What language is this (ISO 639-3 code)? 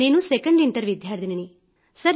tel